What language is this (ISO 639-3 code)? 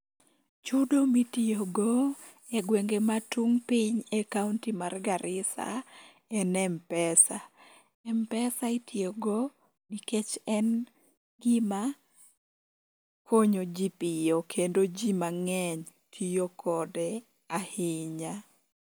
luo